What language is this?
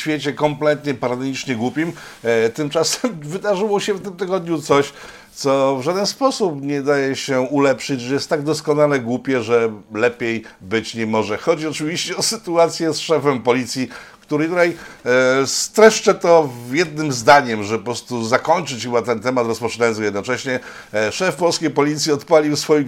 Polish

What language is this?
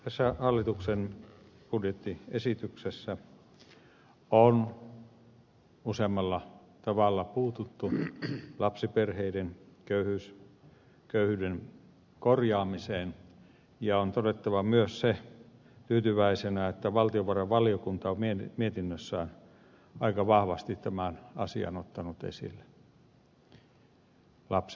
Finnish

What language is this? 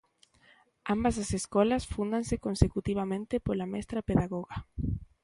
Galician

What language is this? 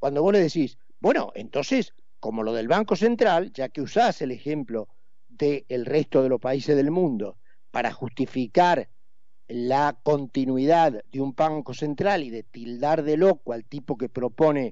Spanish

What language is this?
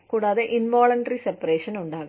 Malayalam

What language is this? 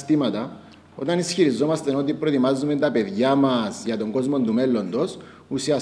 Greek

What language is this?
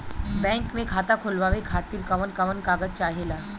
Bhojpuri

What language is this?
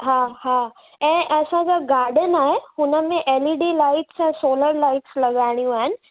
Sindhi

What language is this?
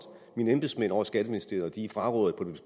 Danish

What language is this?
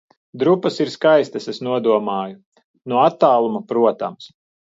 Latvian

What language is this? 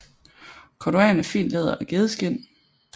Danish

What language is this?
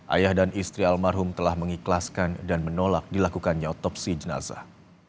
Indonesian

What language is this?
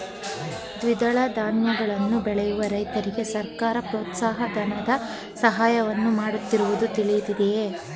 Kannada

